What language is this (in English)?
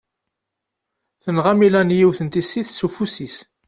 Kabyle